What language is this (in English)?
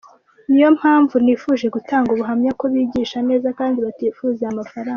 Kinyarwanda